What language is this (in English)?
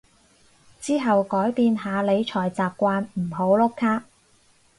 Cantonese